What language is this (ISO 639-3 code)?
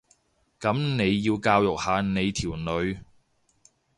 yue